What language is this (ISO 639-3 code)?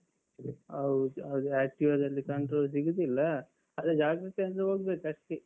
kan